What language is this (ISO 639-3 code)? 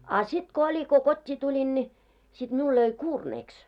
fin